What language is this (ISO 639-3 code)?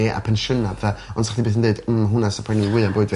cym